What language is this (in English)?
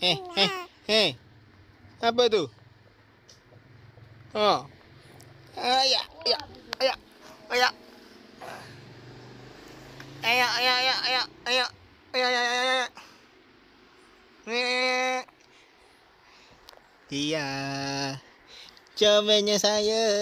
Malay